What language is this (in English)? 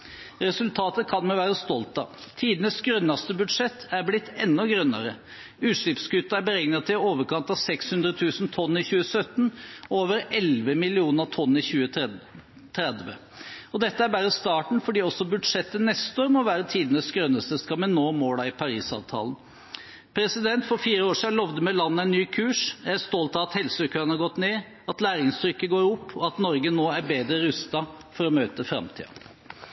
Norwegian Bokmål